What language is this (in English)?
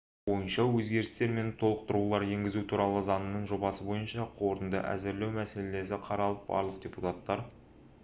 Kazakh